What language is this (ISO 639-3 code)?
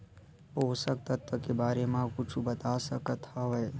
hne